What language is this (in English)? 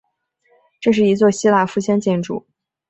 Chinese